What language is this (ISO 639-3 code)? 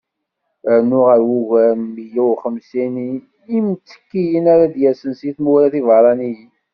kab